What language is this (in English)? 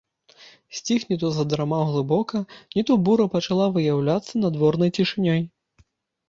Belarusian